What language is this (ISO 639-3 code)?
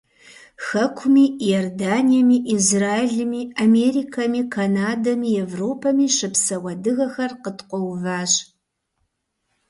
kbd